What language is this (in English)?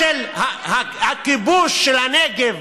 Hebrew